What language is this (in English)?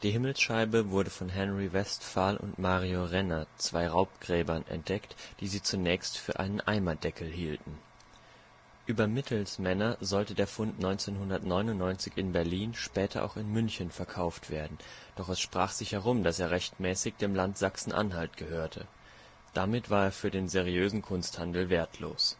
German